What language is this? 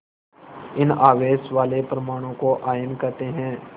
Hindi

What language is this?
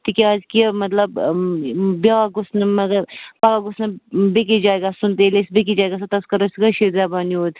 Kashmiri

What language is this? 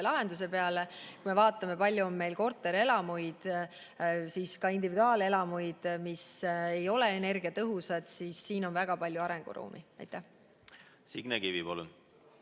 Estonian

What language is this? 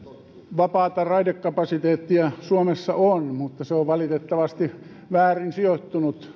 Finnish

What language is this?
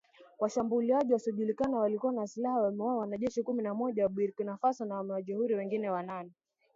Swahili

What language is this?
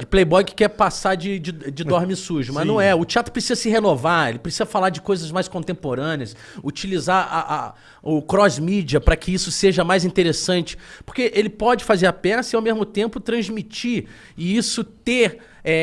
Portuguese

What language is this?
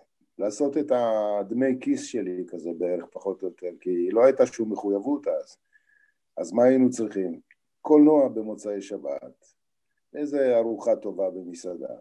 Hebrew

